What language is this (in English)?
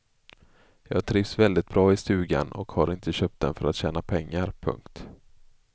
Swedish